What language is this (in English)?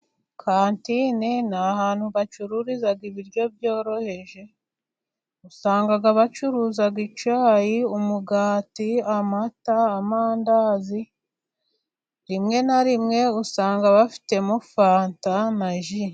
Kinyarwanda